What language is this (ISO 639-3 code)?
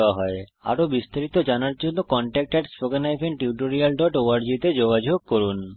ben